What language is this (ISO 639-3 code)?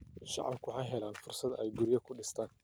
som